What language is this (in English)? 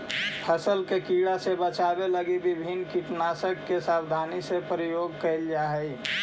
Magahi